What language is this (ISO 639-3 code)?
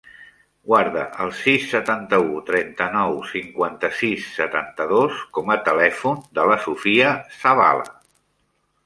cat